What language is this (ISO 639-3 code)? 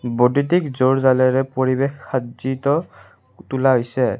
asm